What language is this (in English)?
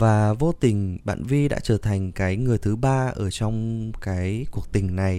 Vietnamese